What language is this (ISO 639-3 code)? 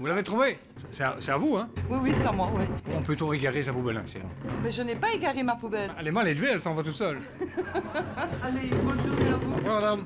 fra